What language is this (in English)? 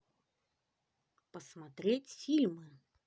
Russian